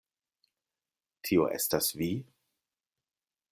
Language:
Esperanto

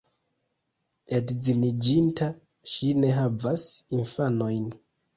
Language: Esperanto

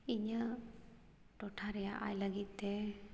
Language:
Santali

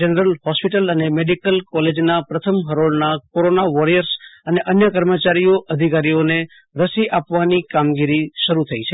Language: Gujarati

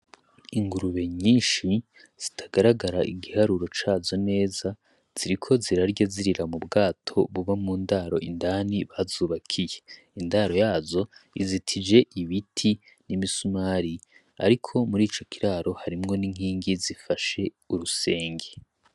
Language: Rundi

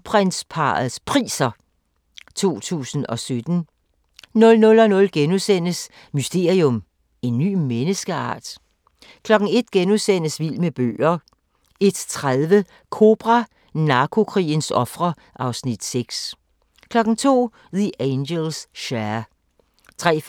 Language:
Danish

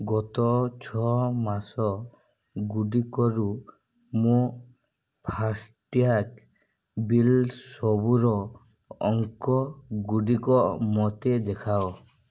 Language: Odia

